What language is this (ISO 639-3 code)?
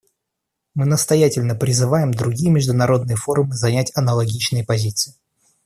rus